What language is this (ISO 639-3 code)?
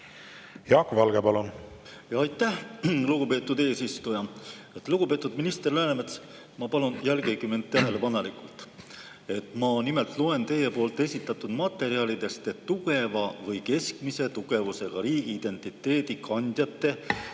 est